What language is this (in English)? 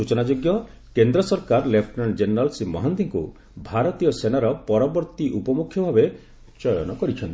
Odia